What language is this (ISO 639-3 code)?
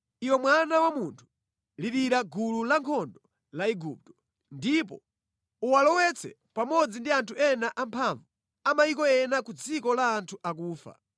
nya